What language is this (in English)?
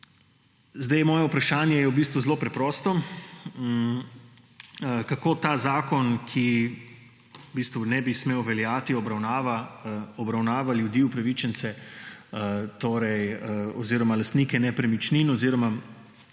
Slovenian